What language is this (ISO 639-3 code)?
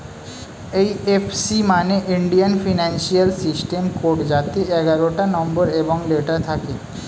ben